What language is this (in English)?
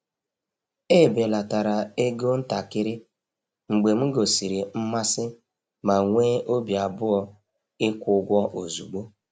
Igbo